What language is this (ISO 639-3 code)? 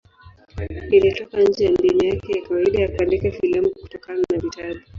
swa